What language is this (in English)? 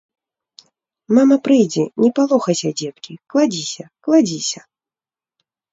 Belarusian